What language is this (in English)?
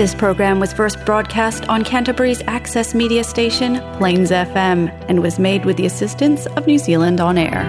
Filipino